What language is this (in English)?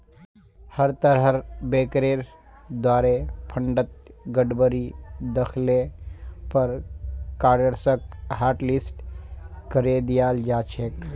Magahi